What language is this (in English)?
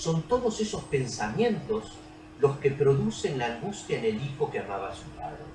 Spanish